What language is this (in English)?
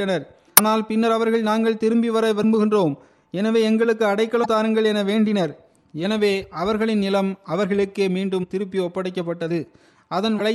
Tamil